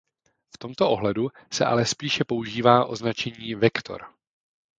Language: Czech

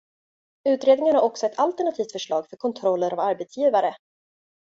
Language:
Swedish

